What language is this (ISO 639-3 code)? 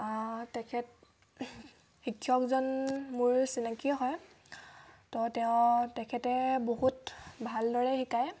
asm